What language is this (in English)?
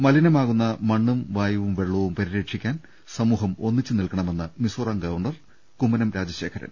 Malayalam